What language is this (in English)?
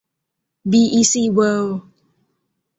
Thai